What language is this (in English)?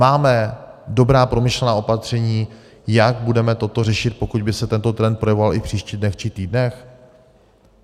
Czech